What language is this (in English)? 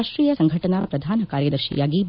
Kannada